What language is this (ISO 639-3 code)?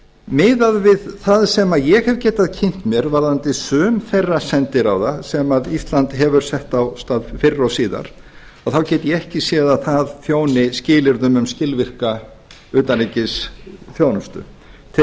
isl